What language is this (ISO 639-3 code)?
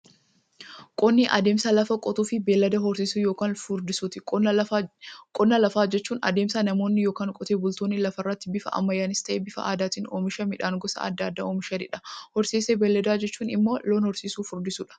orm